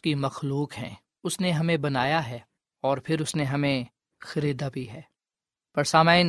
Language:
Urdu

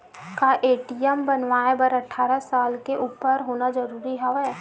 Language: Chhattisgarhi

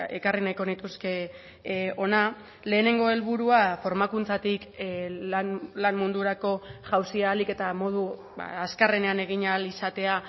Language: Basque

